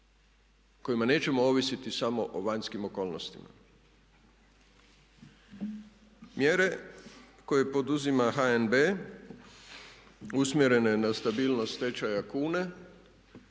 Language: Croatian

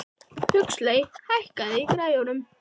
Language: Icelandic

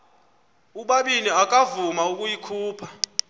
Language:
Xhosa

